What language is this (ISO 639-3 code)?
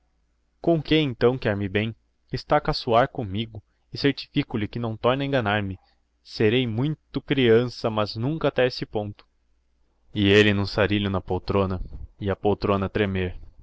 por